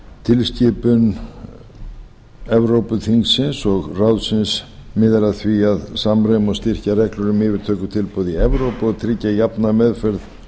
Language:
Icelandic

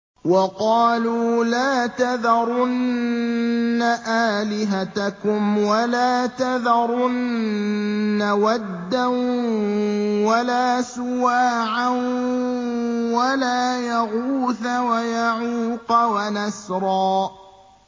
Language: Arabic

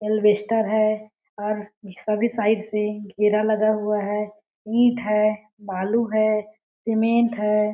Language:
Hindi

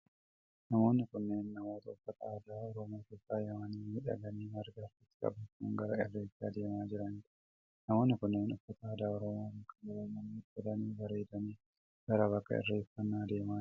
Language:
Oromo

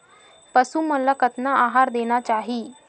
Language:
Chhattisgarhi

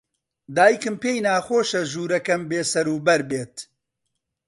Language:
Central Kurdish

